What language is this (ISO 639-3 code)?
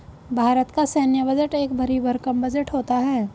hin